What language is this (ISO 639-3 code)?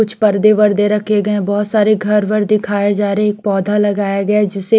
hin